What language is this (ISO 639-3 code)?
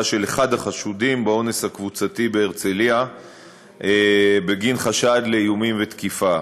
heb